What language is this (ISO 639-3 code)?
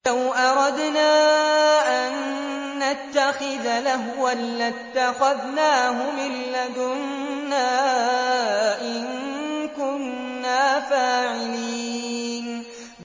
ara